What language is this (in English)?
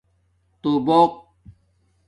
Domaaki